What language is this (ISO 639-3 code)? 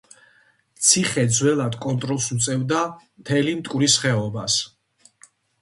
kat